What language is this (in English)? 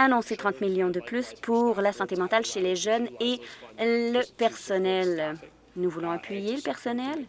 French